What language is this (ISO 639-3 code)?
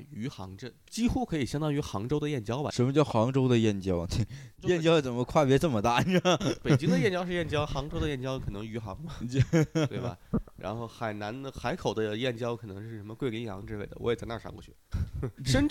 zho